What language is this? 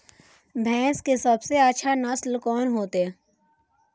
Maithili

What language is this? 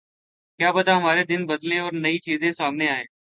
Urdu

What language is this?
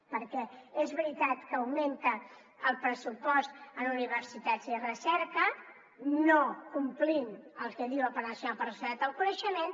Catalan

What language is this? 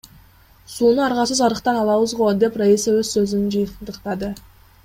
Kyrgyz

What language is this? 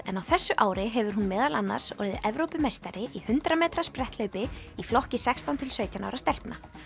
Icelandic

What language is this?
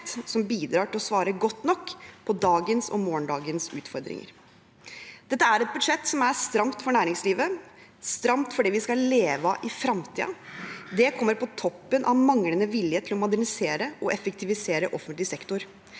Norwegian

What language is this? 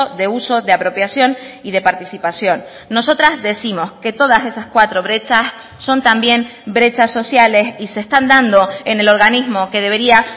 Spanish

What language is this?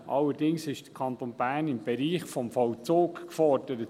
Swiss German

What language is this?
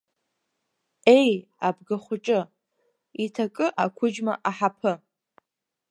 Abkhazian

